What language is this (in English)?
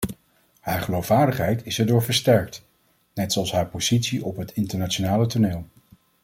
Dutch